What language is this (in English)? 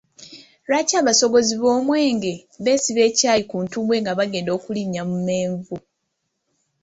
Ganda